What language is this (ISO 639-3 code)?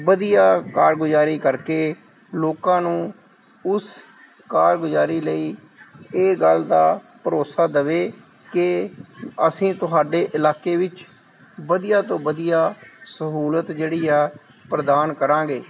pan